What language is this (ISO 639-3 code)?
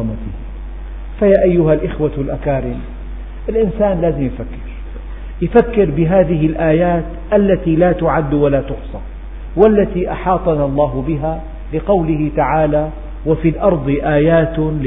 ara